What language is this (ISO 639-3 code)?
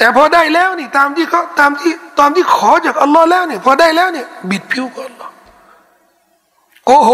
tha